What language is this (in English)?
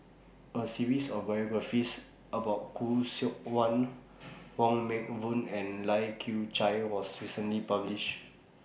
English